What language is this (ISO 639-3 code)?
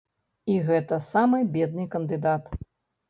bel